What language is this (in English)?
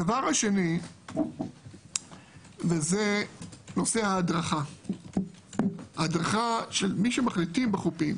Hebrew